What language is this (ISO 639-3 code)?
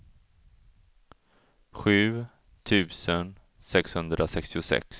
swe